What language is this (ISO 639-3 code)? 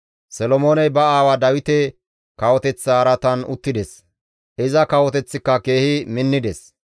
gmv